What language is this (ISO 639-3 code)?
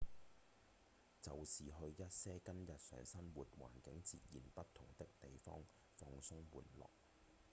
yue